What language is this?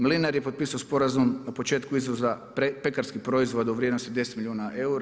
Croatian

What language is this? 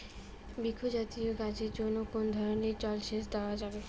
Bangla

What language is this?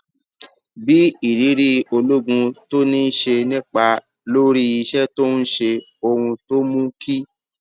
Yoruba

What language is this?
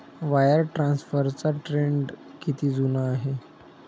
Marathi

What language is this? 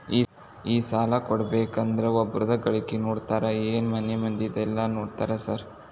Kannada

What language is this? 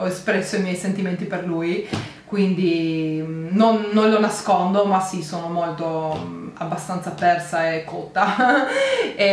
Italian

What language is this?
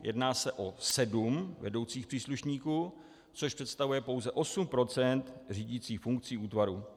Czech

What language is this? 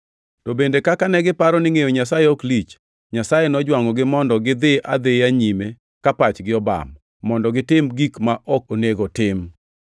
Luo (Kenya and Tanzania)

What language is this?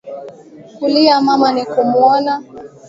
Swahili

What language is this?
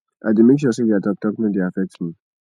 Nigerian Pidgin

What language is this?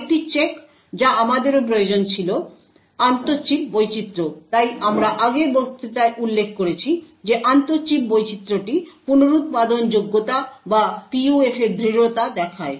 Bangla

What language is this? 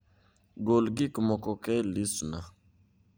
Luo (Kenya and Tanzania)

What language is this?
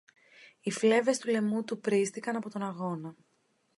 Greek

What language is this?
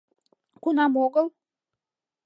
Mari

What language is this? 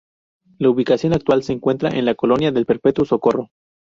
Spanish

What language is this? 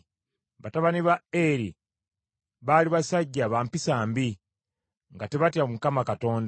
Ganda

